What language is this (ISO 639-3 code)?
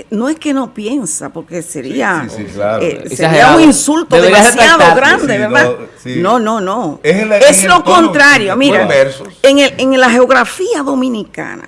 spa